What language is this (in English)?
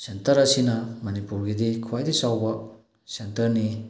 Manipuri